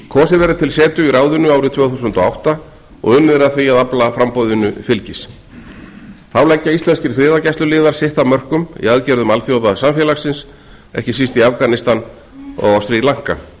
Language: Icelandic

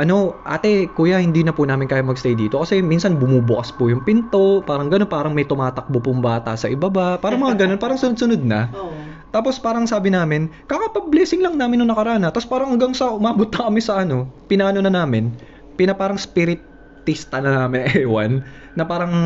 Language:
Filipino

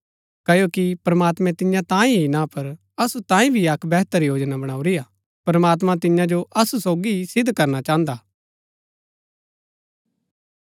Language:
Gaddi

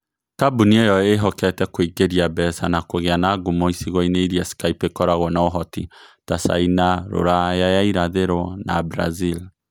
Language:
Kikuyu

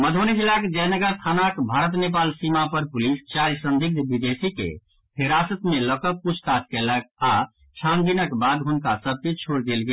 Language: Maithili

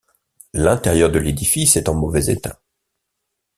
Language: French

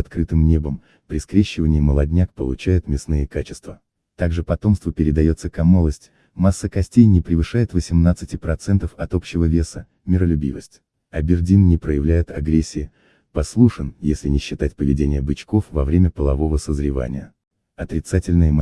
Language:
Russian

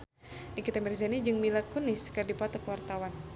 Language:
Sundanese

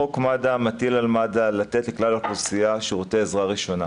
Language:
Hebrew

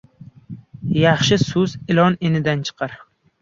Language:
Uzbek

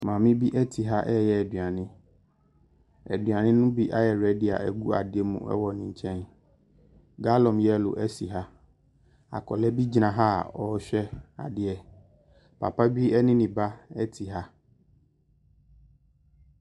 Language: Akan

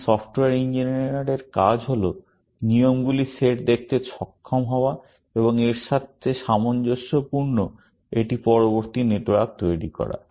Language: Bangla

